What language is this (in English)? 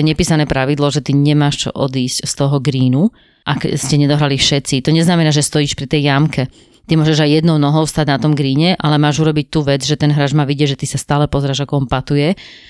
Slovak